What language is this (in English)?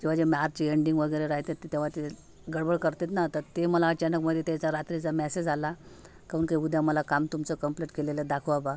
Marathi